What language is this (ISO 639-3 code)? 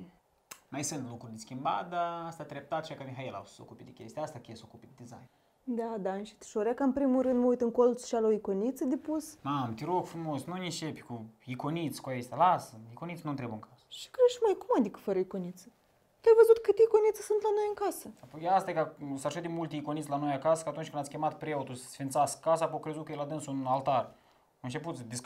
ron